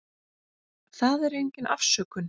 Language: Icelandic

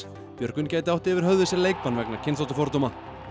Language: Icelandic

